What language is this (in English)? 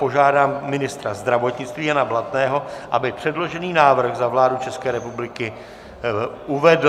Czech